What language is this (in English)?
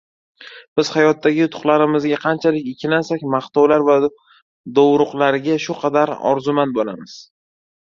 Uzbek